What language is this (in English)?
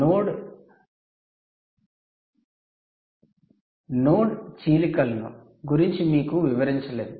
Telugu